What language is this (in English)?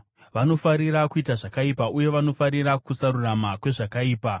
Shona